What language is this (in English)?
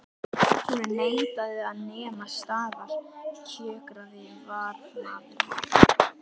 Icelandic